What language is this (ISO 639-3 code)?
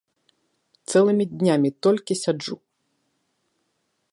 bel